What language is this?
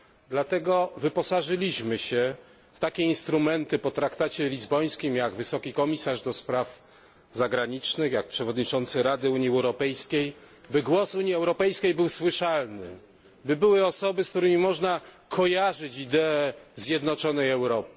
Polish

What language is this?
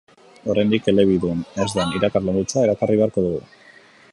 Basque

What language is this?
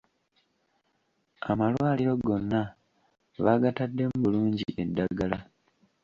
Ganda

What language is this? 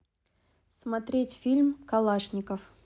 Russian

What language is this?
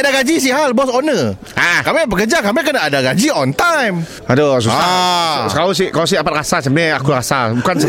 Malay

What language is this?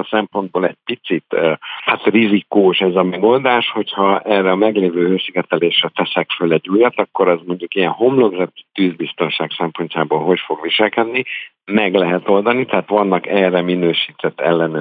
Hungarian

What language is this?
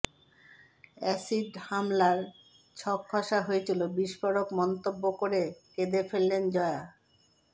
Bangla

